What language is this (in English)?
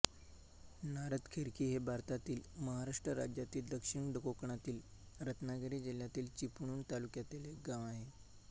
Marathi